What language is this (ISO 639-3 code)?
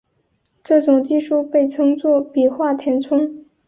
zho